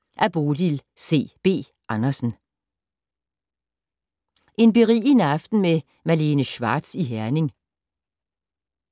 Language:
Danish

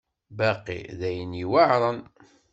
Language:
Kabyle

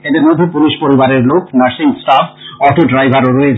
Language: Bangla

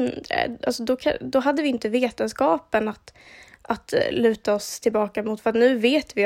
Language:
Swedish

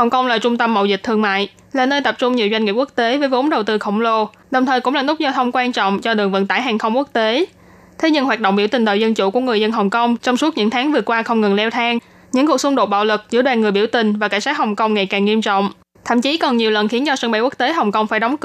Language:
Vietnamese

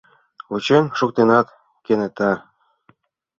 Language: Mari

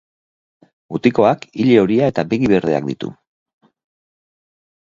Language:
Basque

